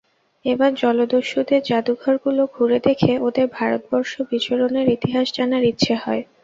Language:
Bangla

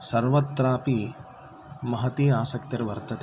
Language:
Sanskrit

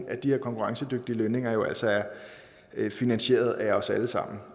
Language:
Danish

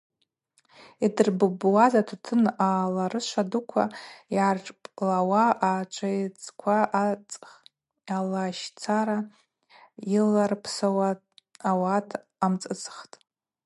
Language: Abaza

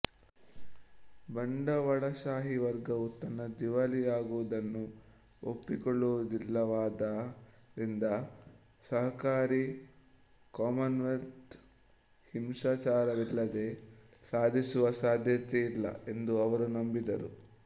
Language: Kannada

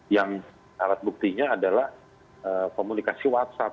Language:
Indonesian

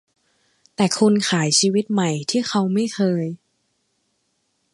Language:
Thai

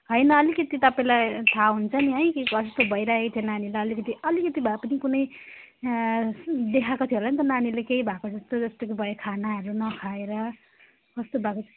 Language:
Nepali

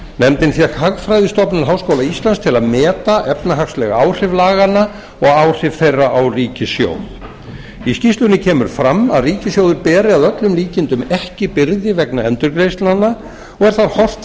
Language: Icelandic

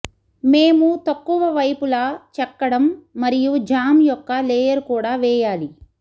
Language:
Telugu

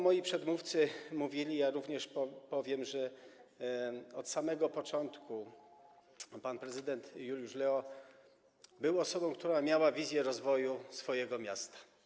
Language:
Polish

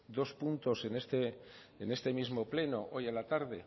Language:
Spanish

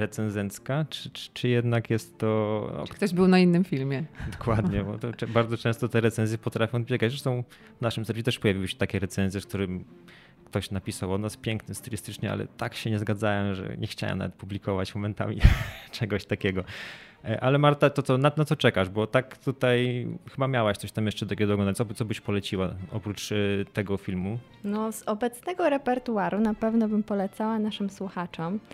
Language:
Polish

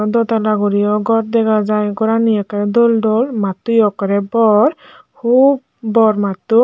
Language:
Chakma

